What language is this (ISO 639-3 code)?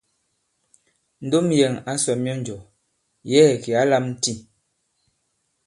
abb